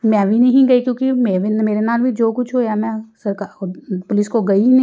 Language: Punjabi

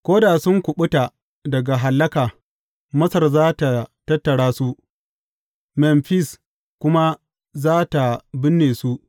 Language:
Hausa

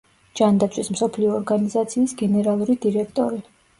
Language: Georgian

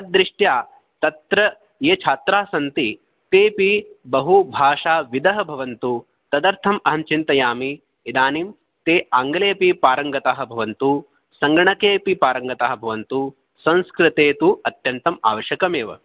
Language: Sanskrit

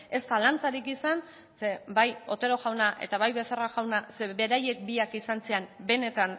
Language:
Basque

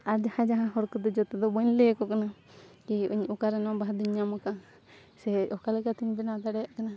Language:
Santali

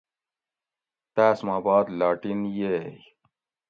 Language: Gawri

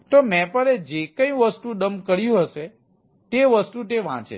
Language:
Gujarati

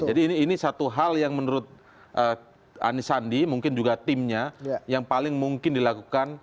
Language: Indonesian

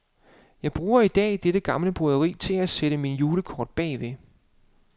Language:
Danish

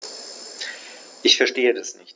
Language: German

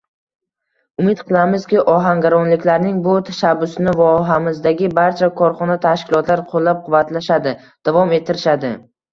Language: Uzbek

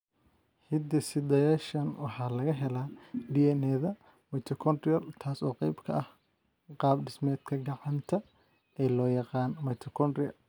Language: Somali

